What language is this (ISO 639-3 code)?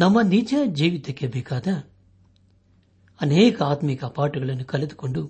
kan